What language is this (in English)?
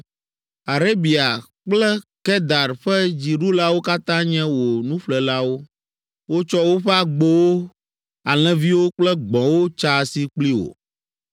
Ewe